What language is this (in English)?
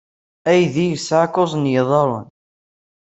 Kabyle